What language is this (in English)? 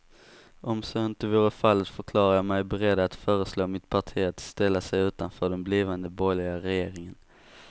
Swedish